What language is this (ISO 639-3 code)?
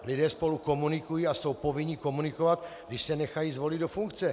ces